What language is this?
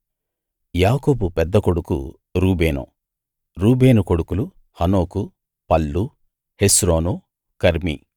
Telugu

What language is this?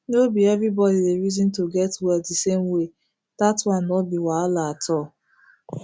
Nigerian Pidgin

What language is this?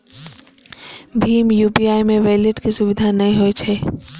Maithili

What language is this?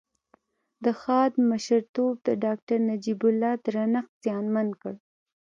Pashto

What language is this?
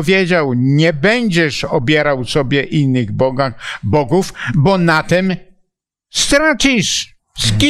Polish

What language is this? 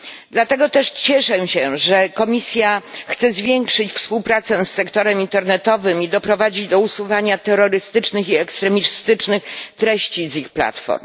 Polish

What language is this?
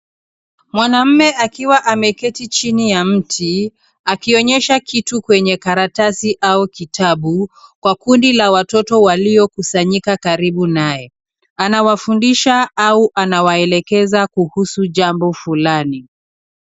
Swahili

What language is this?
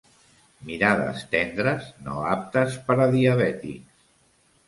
Catalan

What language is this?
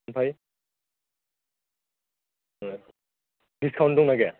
Bodo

